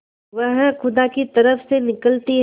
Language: Hindi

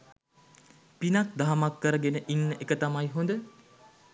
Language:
Sinhala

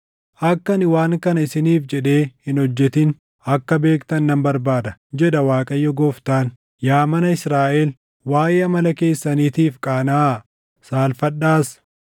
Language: Oromo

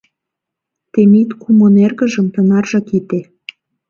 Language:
Mari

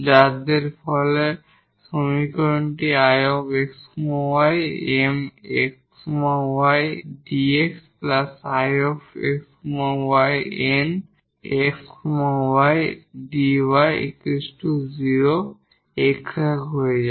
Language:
Bangla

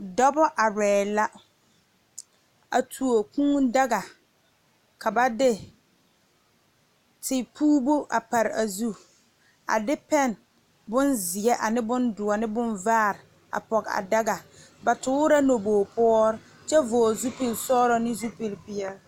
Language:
Southern Dagaare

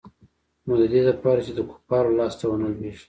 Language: Pashto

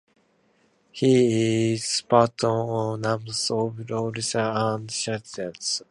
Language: English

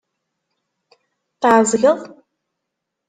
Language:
Kabyle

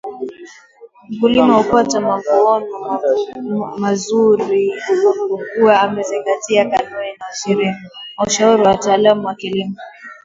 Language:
Swahili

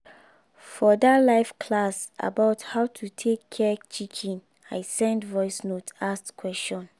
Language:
Nigerian Pidgin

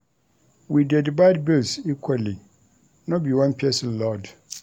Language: Nigerian Pidgin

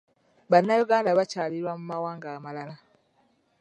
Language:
Ganda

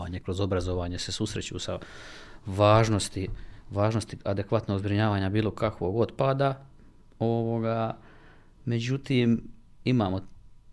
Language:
Croatian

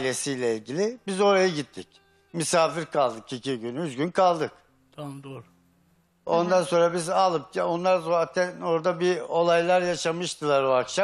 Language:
Turkish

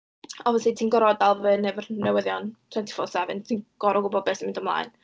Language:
Welsh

